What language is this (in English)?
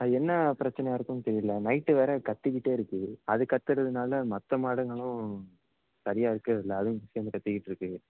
Tamil